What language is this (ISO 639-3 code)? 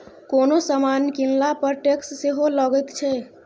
mai